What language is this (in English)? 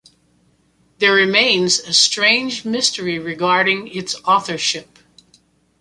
English